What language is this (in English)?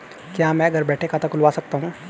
Hindi